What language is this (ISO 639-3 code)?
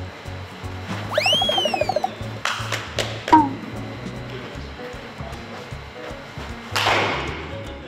kor